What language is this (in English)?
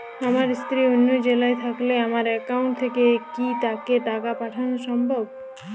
Bangla